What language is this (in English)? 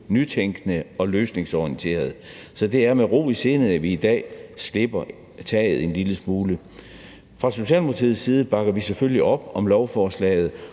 Danish